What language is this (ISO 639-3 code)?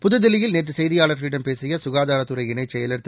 tam